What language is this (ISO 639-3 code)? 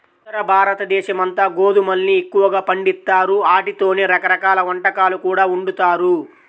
tel